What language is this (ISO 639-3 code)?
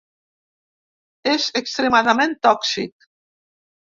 cat